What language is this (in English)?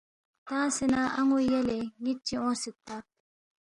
Balti